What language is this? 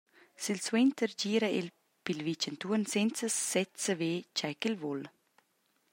Romansh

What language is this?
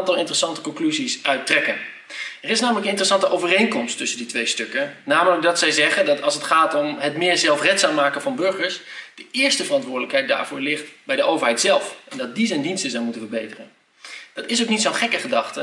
Dutch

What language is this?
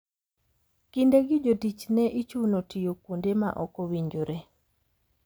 Luo (Kenya and Tanzania)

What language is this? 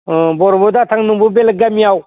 Bodo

